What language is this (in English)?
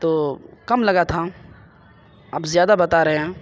Urdu